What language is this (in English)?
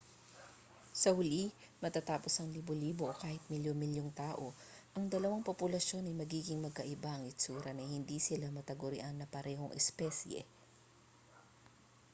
Filipino